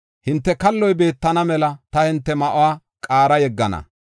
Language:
Gofa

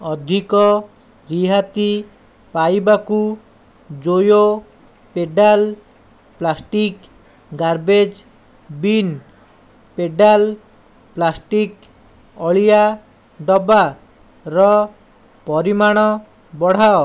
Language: Odia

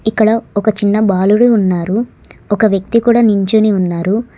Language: Telugu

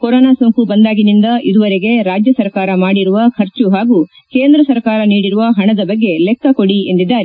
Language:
Kannada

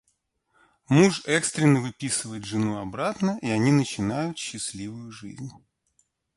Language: Russian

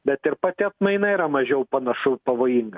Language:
Lithuanian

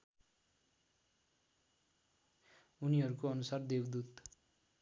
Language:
Nepali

